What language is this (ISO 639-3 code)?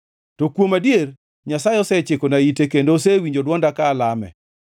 luo